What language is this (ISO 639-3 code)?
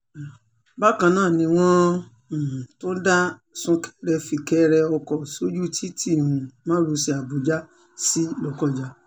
yor